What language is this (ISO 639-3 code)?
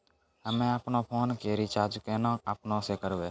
mai